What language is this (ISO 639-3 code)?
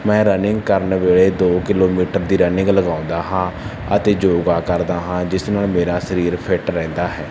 pan